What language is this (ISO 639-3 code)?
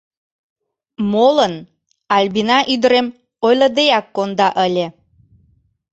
chm